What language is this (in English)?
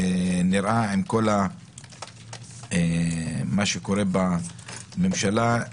Hebrew